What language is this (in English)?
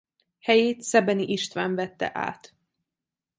Hungarian